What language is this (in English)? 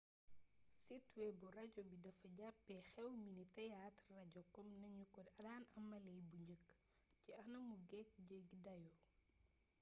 Wolof